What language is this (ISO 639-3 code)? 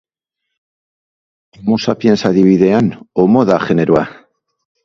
eus